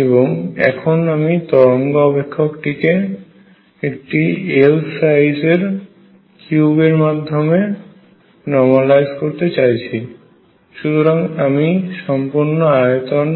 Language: Bangla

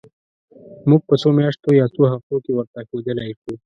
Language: Pashto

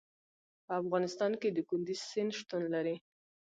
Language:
Pashto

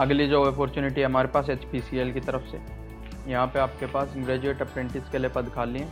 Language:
Hindi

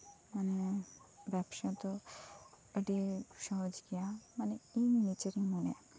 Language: Santali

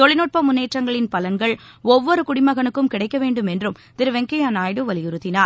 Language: Tamil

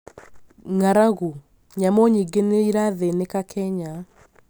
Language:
Kikuyu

